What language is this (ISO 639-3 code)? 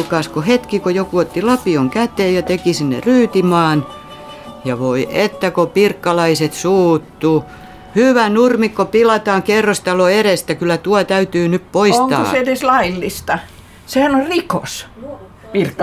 fin